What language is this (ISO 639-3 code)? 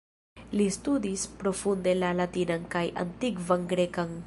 epo